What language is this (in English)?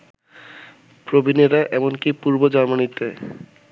Bangla